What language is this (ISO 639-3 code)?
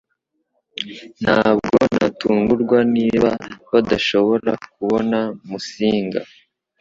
kin